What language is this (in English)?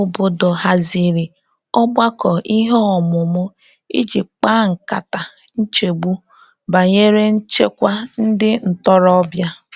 Igbo